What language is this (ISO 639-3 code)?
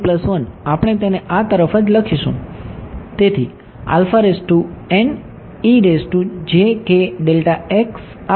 guj